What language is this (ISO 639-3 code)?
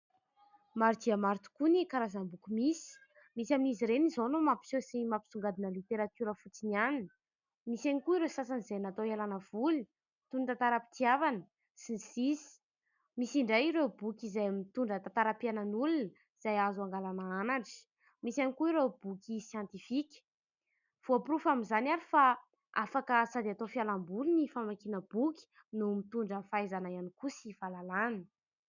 mlg